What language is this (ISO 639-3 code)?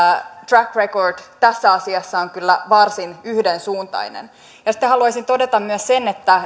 fin